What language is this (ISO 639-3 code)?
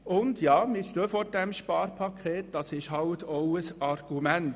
gsw